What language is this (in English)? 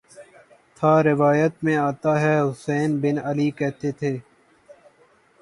Urdu